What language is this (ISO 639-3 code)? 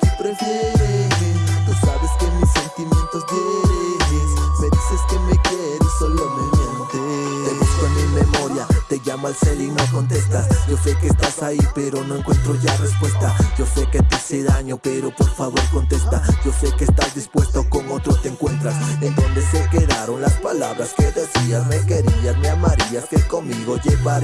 spa